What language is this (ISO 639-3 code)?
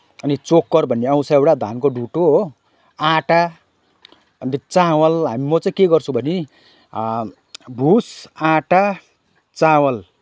nep